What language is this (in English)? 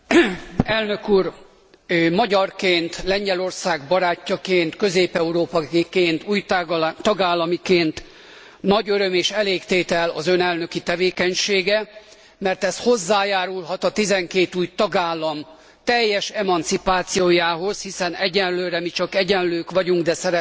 Hungarian